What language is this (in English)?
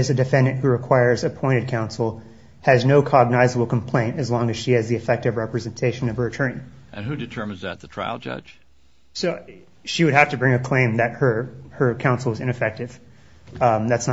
English